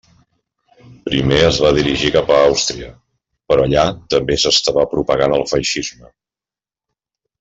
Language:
Catalan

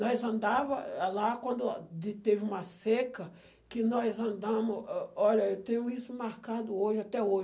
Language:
Portuguese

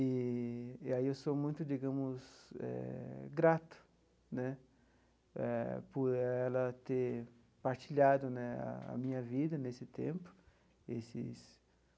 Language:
Portuguese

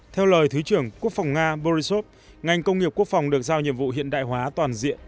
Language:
Vietnamese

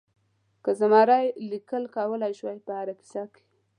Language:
Pashto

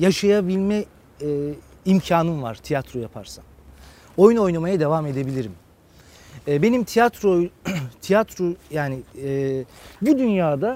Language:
Turkish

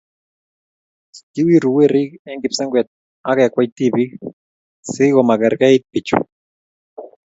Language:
Kalenjin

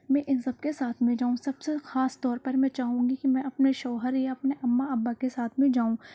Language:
Urdu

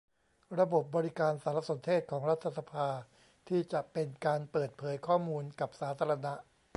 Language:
Thai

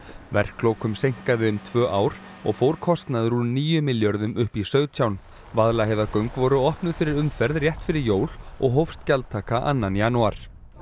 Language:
Icelandic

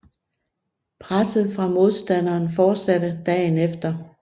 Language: Danish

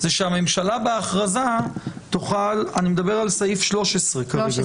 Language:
Hebrew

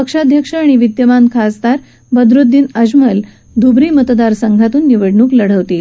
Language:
Marathi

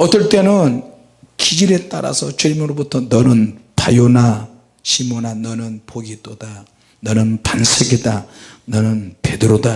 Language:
Korean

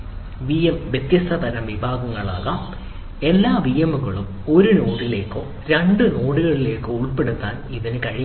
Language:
Malayalam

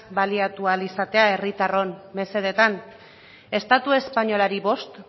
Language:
Basque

